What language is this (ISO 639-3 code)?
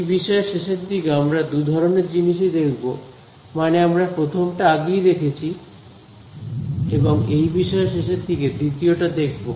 ben